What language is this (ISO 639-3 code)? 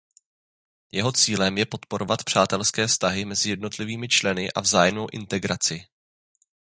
ces